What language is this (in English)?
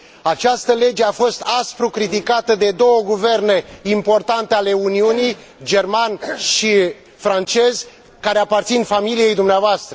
Romanian